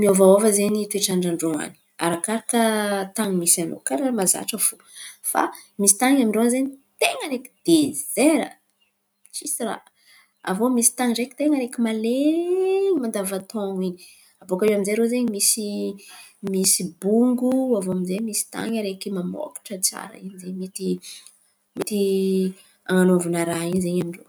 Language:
Antankarana Malagasy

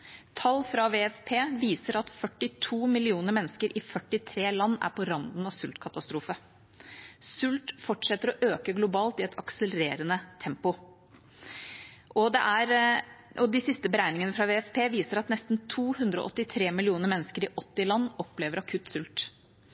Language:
Norwegian Bokmål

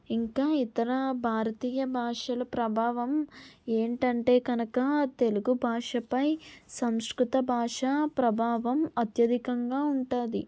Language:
Telugu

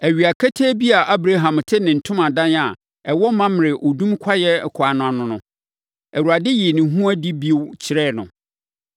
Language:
Akan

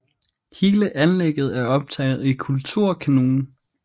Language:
Danish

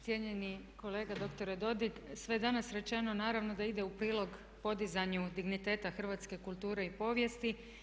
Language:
Croatian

